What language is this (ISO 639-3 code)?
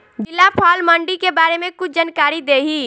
bho